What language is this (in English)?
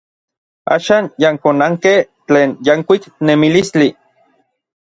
Orizaba Nahuatl